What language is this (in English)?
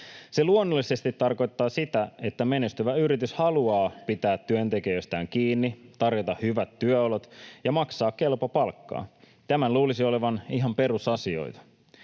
Finnish